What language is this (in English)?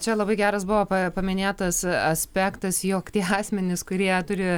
Lithuanian